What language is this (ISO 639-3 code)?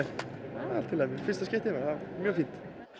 isl